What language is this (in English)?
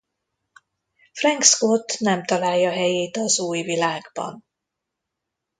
Hungarian